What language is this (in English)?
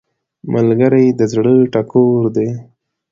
Pashto